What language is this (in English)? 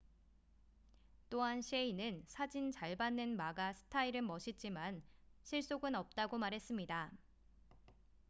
Korean